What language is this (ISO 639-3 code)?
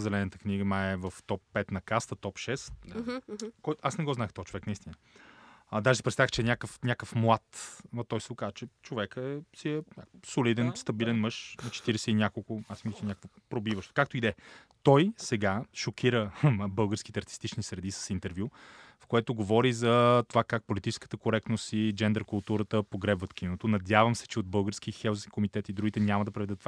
bul